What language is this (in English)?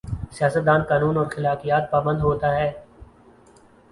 Urdu